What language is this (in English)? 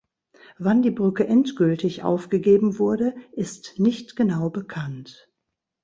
German